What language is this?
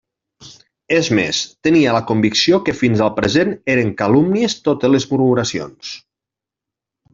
Catalan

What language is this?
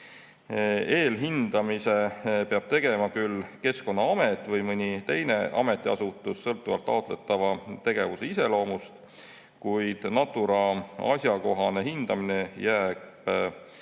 Estonian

